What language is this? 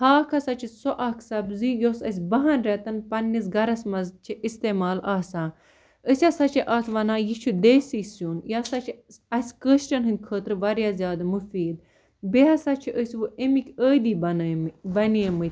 Kashmiri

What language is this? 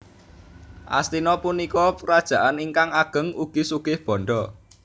Javanese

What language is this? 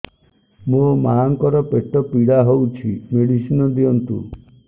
Odia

